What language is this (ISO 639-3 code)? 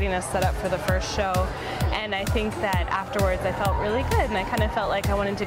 eng